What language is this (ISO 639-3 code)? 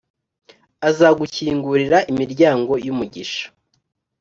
kin